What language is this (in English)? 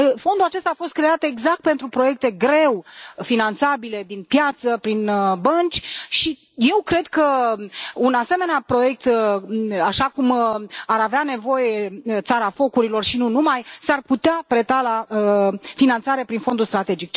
Romanian